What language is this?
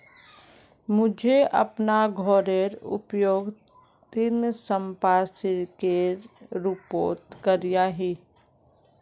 Magahi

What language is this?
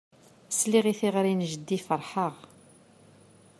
Kabyle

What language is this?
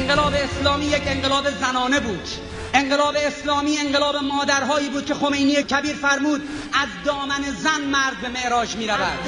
Persian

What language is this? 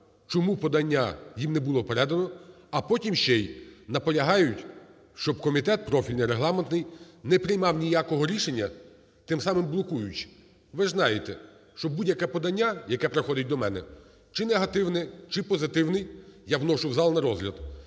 Ukrainian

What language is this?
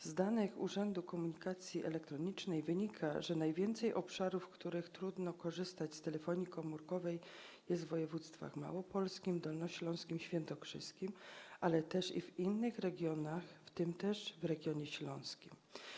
Polish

